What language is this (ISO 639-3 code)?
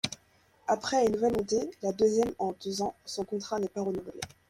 fra